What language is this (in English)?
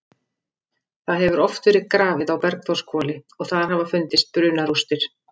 Icelandic